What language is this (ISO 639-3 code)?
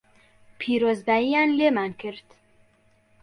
ckb